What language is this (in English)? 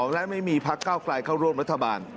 Thai